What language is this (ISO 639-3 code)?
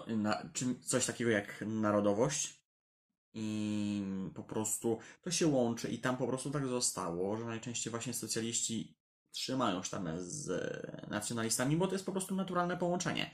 pol